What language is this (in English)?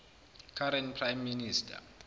Zulu